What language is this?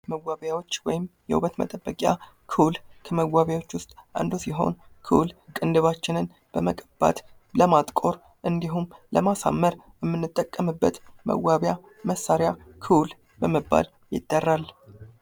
Amharic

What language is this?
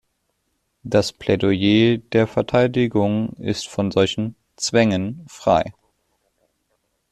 German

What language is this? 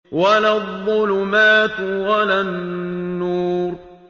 Arabic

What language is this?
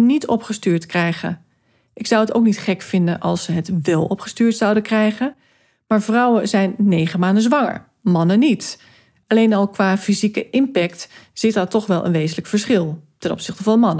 Dutch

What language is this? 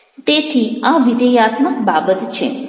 Gujarati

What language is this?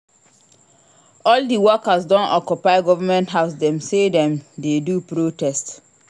Nigerian Pidgin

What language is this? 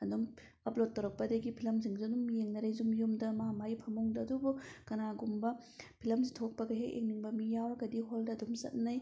Manipuri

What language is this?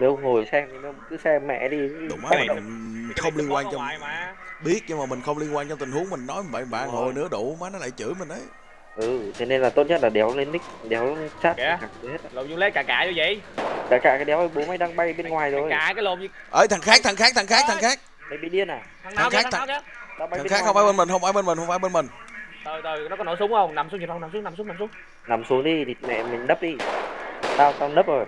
Vietnamese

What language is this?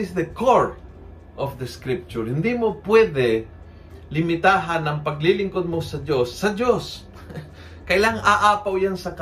Filipino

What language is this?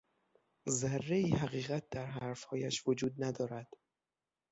Persian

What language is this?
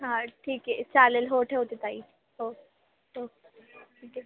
Marathi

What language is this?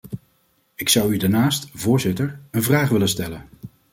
Dutch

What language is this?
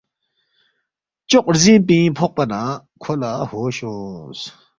Balti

